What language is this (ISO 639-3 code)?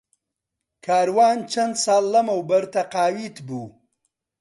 ckb